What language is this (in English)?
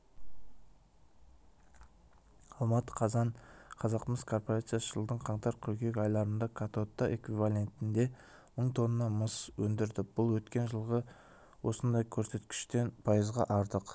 Kazakh